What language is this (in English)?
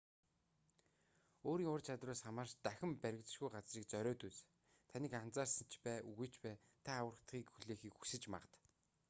Mongolian